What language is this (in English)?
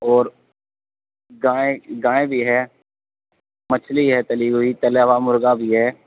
Urdu